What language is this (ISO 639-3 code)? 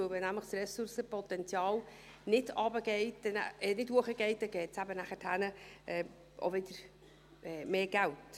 gsw